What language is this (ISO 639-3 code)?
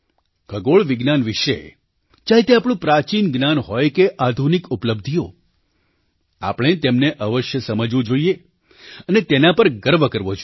guj